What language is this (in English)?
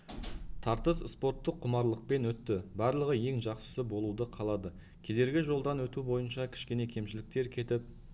Kazakh